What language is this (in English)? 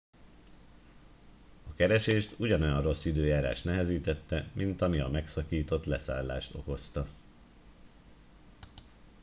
Hungarian